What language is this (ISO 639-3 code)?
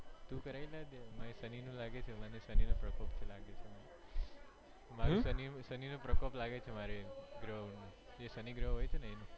guj